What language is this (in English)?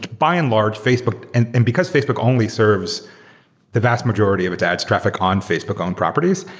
English